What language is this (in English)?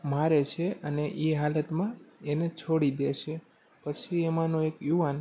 Gujarati